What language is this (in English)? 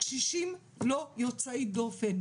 Hebrew